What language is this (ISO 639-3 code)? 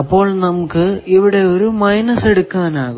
mal